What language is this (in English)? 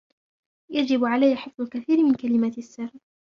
Arabic